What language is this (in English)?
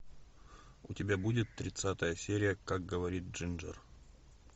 Russian